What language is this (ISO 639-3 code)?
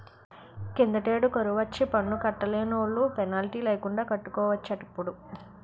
tel